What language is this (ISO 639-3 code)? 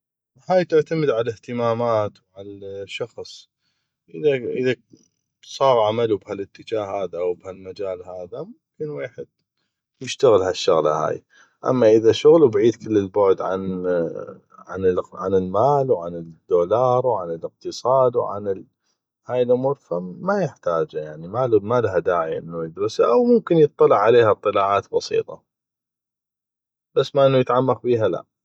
ayp